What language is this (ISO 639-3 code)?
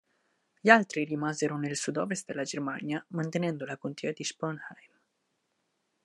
ita